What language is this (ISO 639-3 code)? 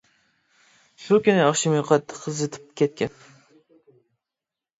uig